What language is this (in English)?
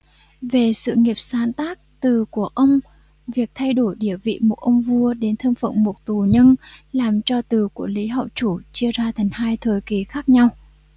Vietnamese